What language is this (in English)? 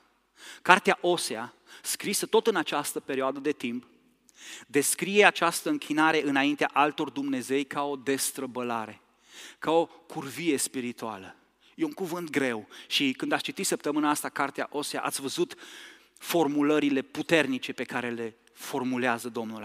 Romanian